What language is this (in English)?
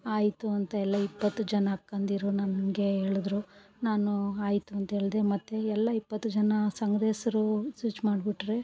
Kannada